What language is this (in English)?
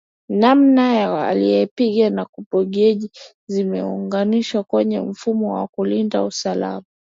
Swahili